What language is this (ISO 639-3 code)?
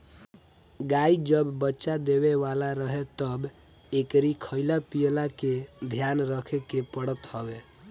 bho